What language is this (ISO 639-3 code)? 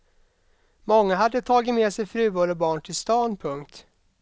swe